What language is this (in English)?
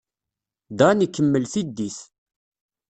Kabyle